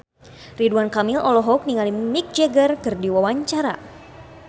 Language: Sundanese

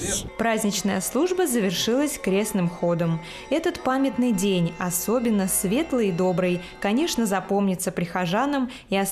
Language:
Russian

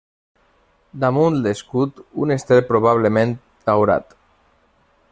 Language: Catalan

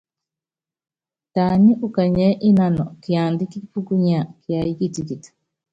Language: Yangben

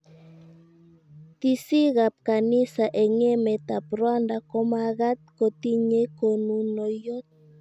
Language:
Kalenjin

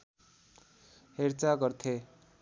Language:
Nepali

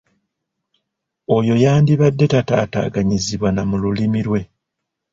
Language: Ganda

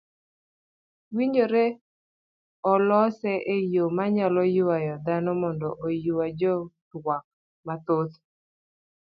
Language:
Luo (Kenya and Tanzania)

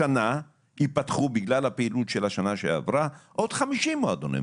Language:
Hebrew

